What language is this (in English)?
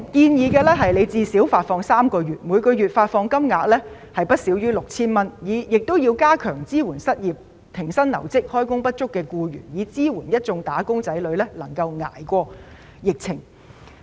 Cantonese